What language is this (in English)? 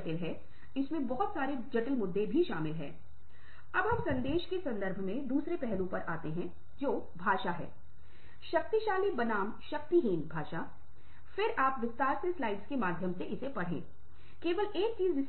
Hindi